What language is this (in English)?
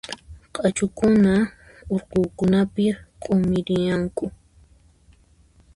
Puno Quechua